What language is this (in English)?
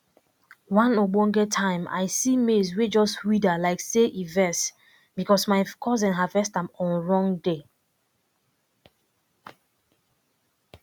Nigerian Pidgin